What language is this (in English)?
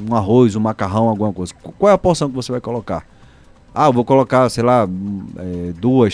Portuguese